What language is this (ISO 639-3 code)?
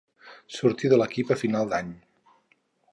cat